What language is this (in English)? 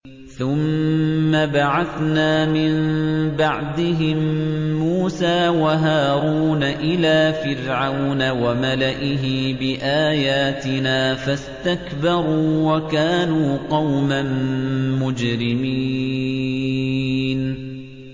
Arabic